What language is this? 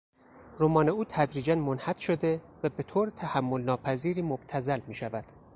Persian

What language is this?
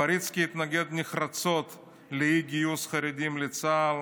Hebrew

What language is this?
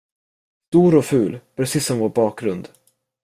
Swedish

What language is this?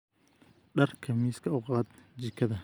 Somali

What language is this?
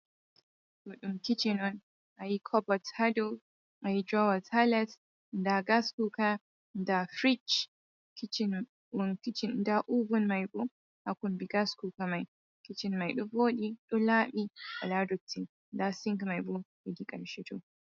Fula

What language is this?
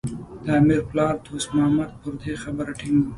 Pashto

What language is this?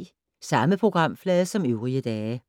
Danish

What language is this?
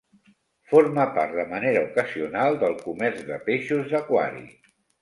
Catalan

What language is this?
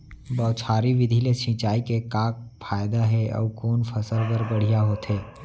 Chhattisgarhi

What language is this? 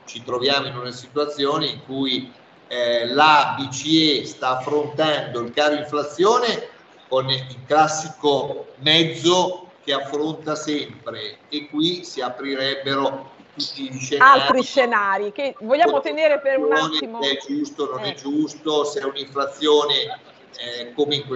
Italian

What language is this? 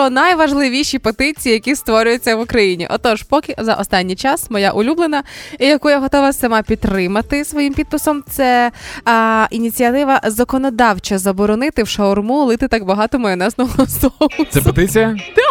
Ukrainian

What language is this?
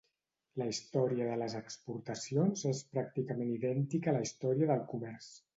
Catalan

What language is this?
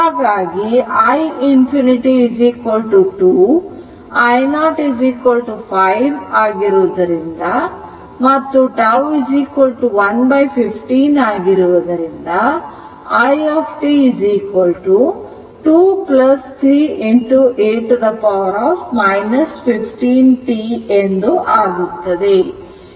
Kannada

